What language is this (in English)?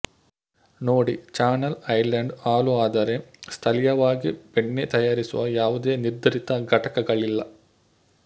Kannada